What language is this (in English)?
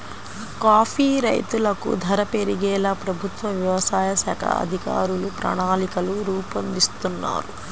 Telugu